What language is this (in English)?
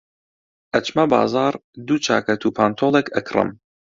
Central Kurdish